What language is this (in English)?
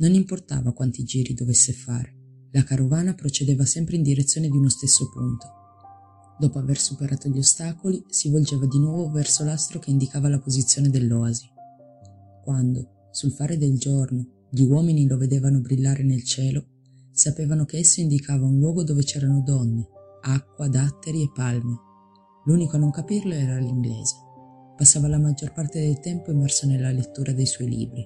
Italian